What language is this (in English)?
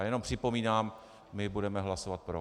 Czech